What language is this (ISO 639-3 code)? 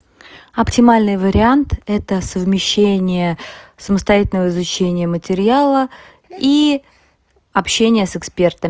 rus